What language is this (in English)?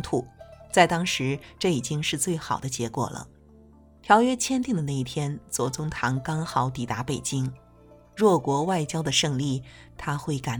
Chinese